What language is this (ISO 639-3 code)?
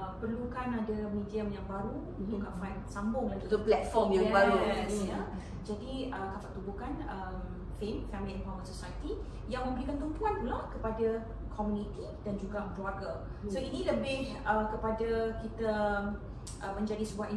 msa